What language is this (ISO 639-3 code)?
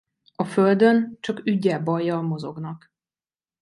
hun